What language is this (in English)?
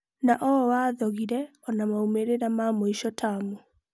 Kikuyu